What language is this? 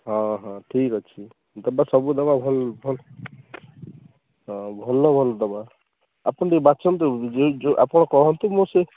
Odia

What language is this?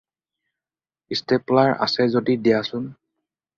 Assamese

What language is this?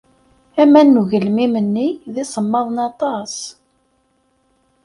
Kabyle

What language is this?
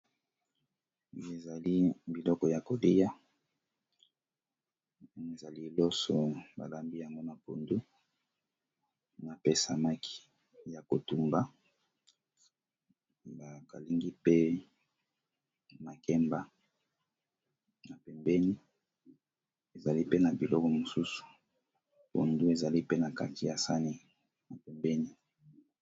Lingala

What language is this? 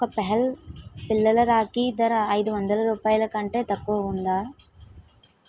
Telugu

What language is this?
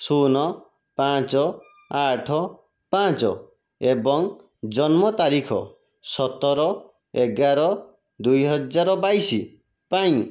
Odia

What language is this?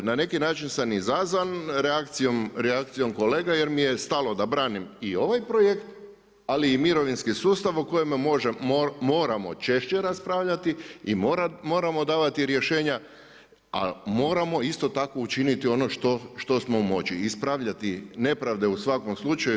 Croatian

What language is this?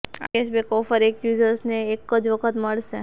Gujarati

